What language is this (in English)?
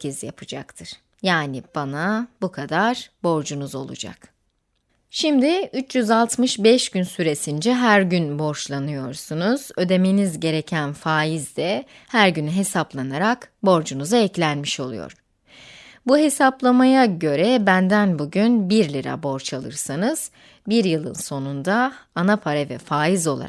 Turkish